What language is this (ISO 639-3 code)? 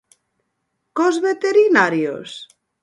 glg